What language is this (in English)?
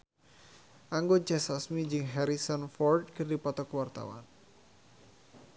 Sundanese